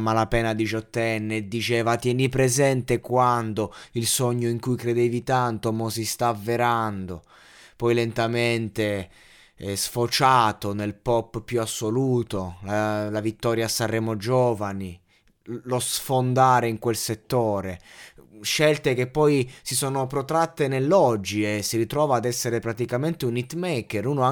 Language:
Italian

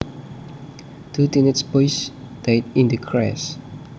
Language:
Javanese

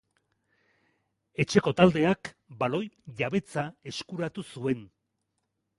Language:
Basque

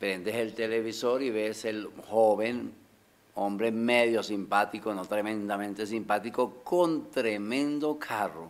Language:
Spanish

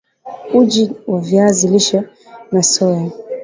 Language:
Swahili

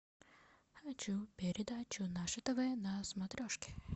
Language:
Russian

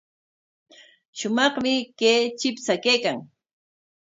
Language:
Corongo Ancash Quechua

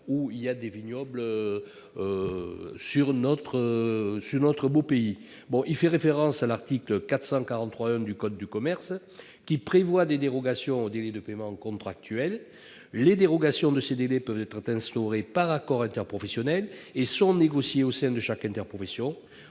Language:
French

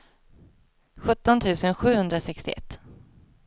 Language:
Swedish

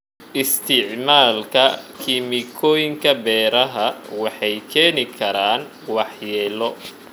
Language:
Somali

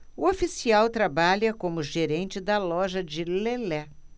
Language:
Portuguese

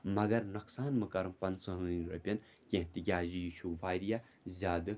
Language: Kashmiri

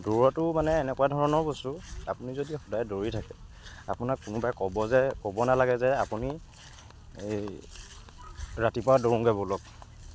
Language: Assamese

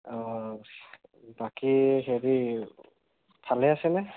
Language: Assamese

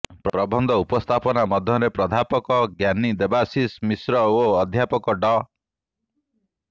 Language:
Odia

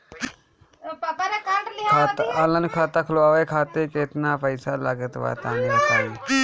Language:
Bhojpuri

